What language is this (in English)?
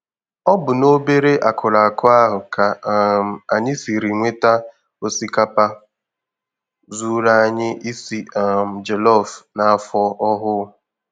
Igbo